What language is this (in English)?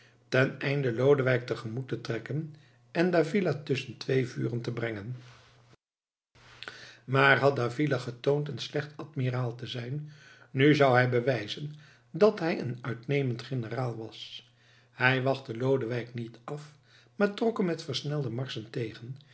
Dutch